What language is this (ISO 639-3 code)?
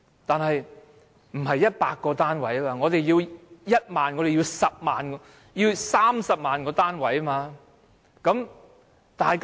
yue